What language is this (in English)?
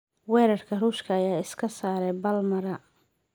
Somali